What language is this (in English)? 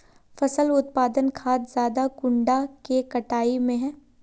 Magahi